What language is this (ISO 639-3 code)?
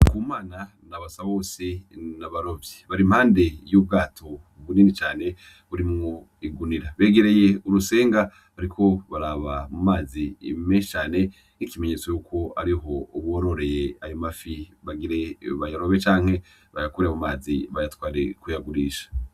run